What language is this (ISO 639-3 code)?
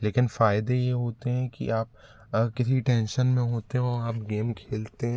hin